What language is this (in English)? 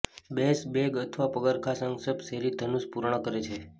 Gujarati